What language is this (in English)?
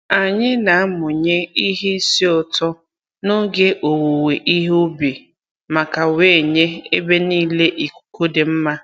Igbo